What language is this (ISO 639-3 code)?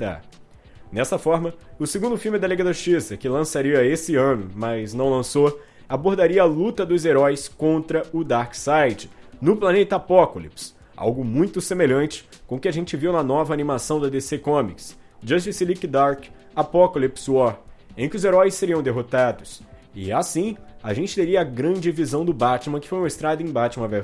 por